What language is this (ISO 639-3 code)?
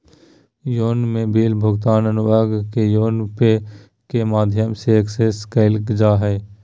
mag